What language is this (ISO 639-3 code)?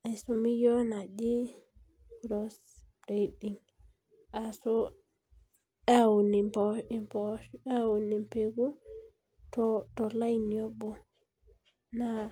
mas